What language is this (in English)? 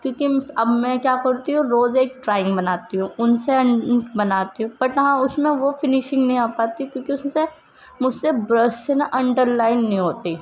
Urdu